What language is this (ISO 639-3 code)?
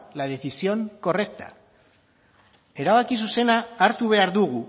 eus